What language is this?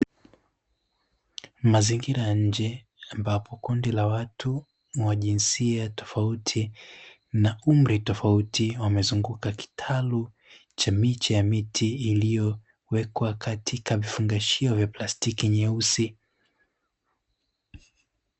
Swahili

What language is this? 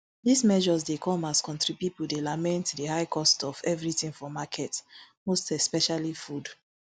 Nigerian Pidgin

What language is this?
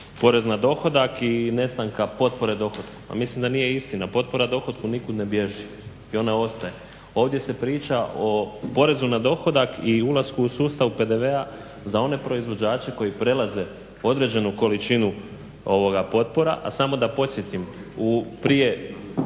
Croatian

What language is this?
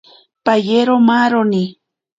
Ashéninka Perené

